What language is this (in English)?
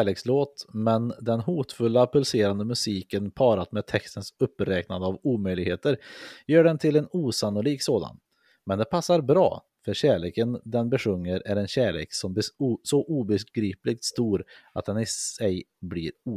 Swedish